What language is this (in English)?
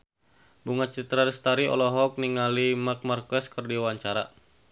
Sundanese